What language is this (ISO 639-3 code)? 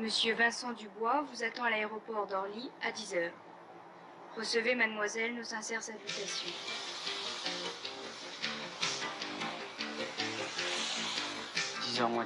fra